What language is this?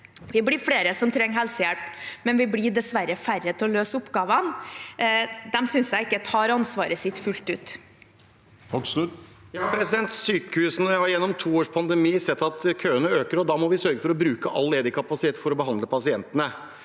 Norwegian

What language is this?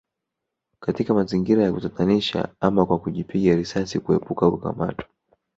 Swahili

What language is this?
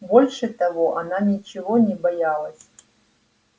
Russian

